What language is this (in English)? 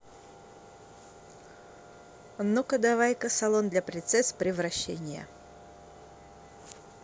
Russian